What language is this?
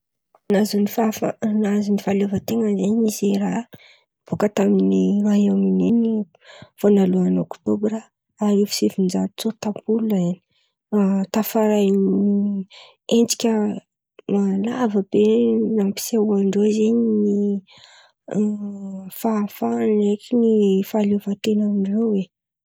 Antankarana Malagasy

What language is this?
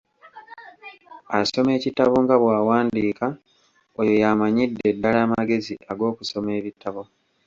Ganda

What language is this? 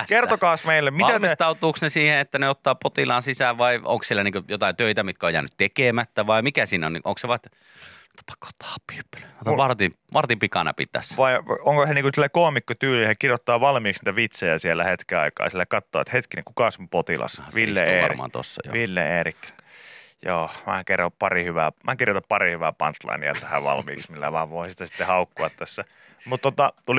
Finnish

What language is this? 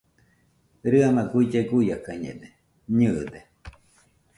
Nüpode Huitoto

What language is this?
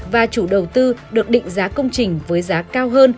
Vietnamese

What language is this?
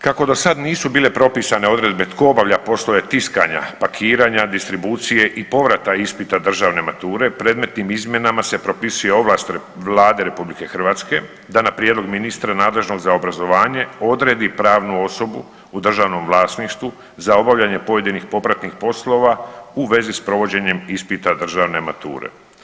Croatian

